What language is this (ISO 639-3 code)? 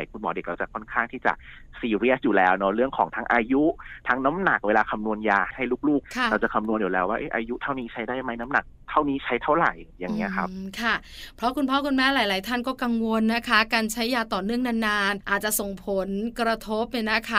tha